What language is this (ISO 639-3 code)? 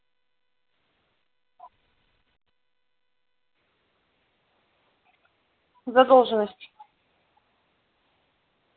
rus